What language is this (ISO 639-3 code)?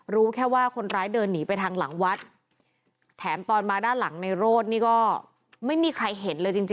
tha